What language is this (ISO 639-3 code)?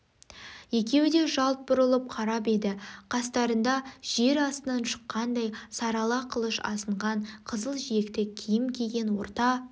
kaz